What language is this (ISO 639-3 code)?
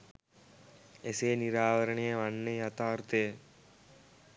sin